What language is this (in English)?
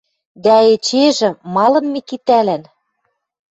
Western Mari